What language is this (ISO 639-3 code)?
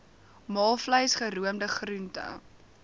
afr